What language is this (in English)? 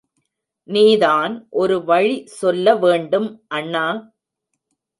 Tamil